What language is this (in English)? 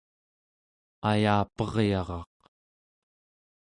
Central Yupik